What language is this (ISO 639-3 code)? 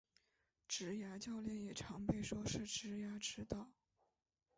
zho